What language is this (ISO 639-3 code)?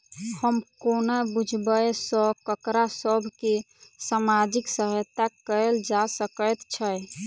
mai